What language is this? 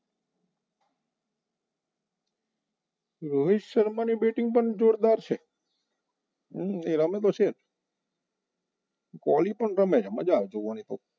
Gujarati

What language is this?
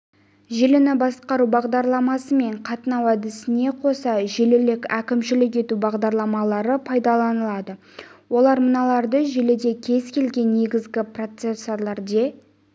Kazakh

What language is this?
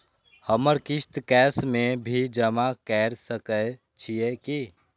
Maithili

